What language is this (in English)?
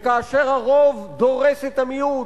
Hebrew